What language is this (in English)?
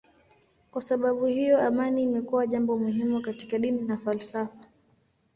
Swahili